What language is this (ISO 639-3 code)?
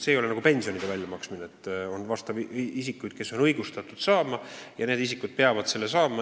est